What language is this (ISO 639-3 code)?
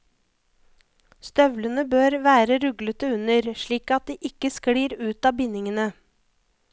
nor